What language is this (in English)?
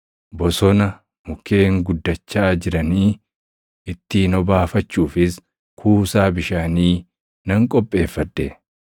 Oromo